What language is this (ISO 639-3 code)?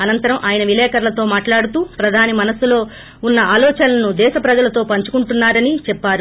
tel